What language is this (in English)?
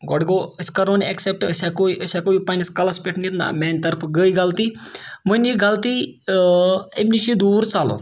Kashmiri